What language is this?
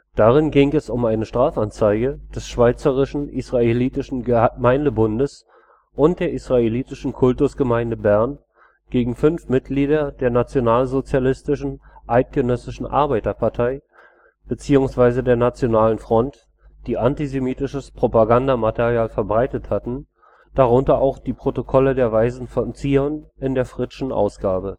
German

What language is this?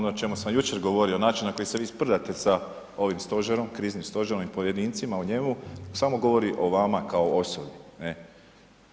Croatian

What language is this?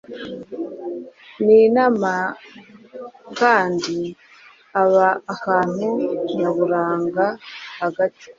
Kinyarwanda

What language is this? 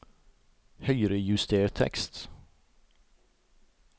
Norwegian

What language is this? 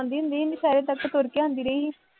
Punjabi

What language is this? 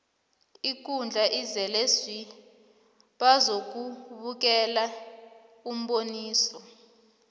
South Ndebele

